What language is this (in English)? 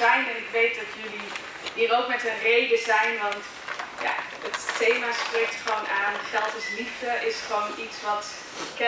Dutch